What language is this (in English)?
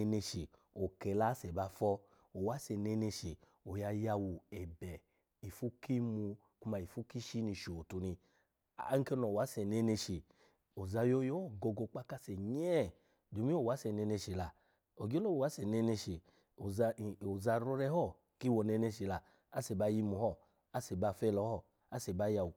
Alago